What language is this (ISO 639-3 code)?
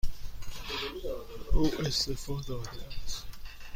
fas